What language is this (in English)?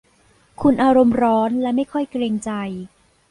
Thai